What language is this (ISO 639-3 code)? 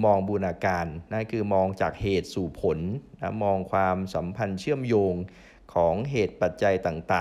tha